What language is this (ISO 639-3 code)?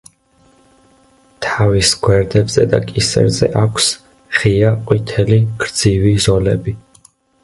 kat